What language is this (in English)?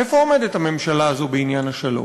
Hebrew